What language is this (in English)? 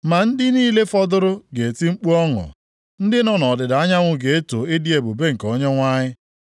Igbo